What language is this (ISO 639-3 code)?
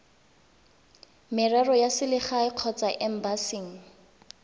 tsn